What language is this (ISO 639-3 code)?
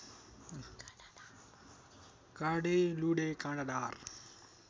nep